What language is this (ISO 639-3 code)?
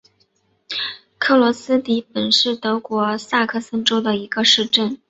zho